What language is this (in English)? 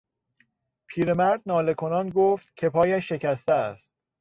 Persian